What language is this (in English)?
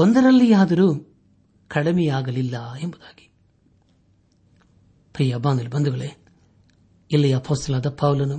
Kannada